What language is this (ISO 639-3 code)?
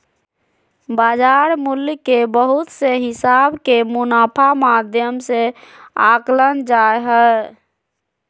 mag